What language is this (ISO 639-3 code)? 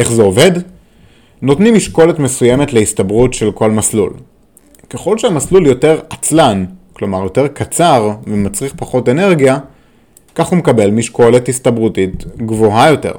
heb